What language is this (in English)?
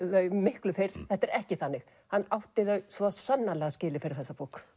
Icelandic